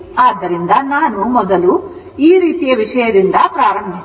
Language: Kannada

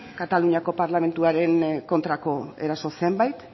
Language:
Basque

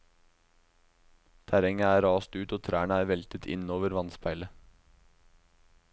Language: Norwegian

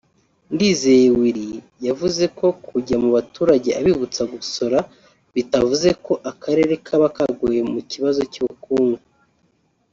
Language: Kinyarwanda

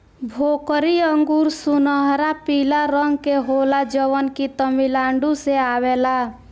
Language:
Bhojpuri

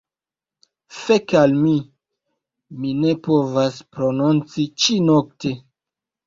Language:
Esperanto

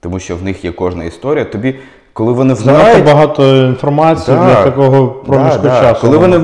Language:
Ukrainian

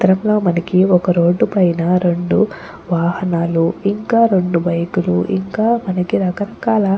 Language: Telugu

